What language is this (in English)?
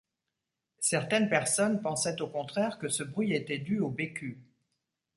French